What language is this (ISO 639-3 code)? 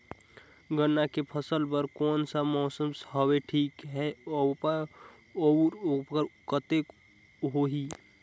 hne